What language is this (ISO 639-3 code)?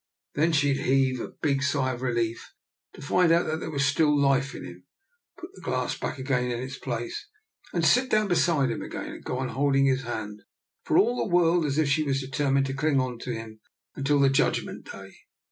eng